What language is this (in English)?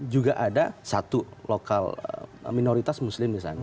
Indonesian